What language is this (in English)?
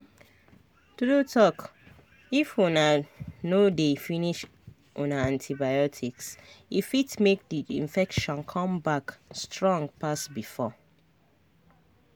Nigerian Pidgin